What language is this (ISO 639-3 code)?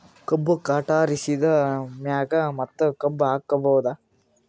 kan